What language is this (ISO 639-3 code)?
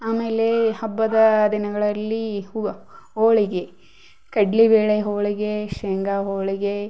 kan